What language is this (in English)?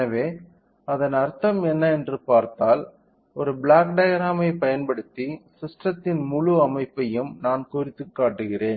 Tamil